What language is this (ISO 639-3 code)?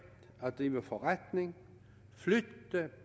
dan